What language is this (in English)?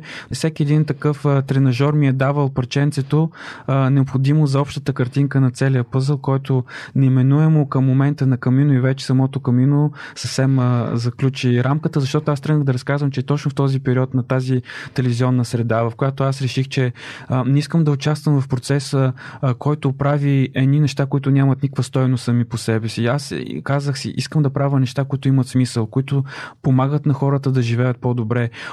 Bulgarian